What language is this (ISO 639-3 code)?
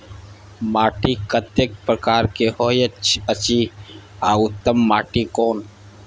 mai